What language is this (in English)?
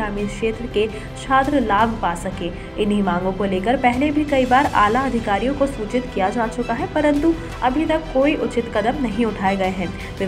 Hindi